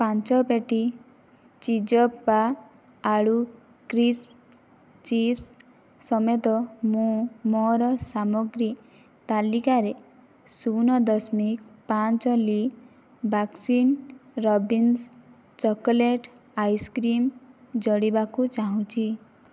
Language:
Odia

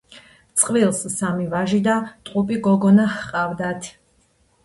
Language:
Georgian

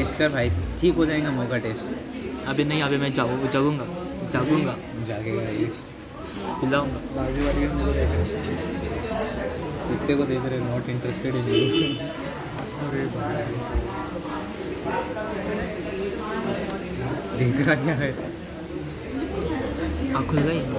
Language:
Hindi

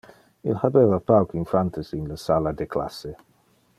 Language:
Interlingua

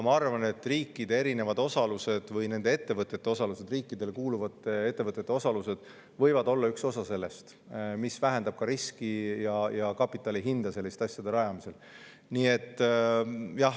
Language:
Estonian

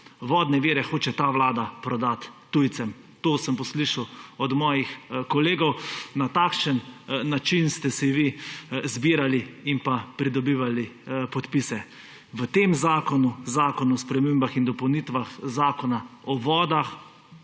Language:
Slovenian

